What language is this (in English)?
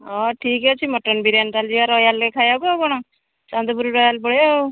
Odia